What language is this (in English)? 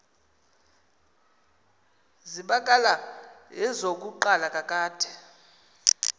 Xhosa